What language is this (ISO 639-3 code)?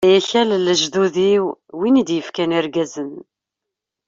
kab